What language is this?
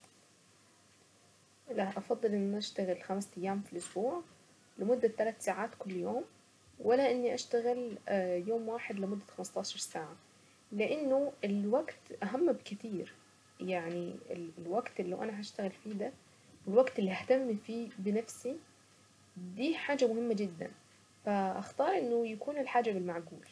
Saidi Arabic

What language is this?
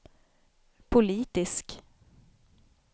Swedish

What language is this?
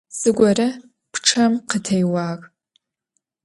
Adyghe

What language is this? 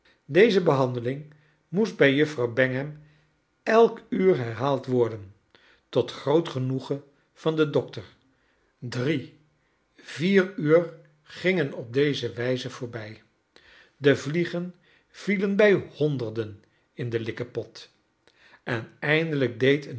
Dutch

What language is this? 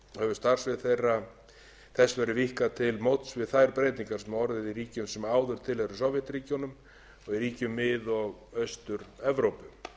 Icelandic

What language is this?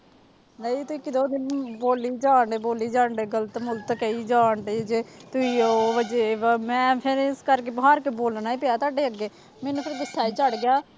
Punjabi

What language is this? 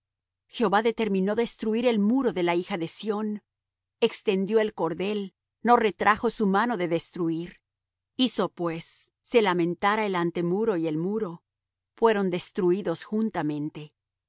Spanish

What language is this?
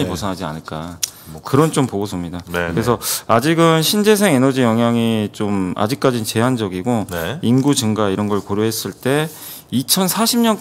Korean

